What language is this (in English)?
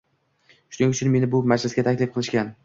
Uzbek